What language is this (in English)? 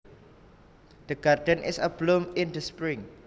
Javanese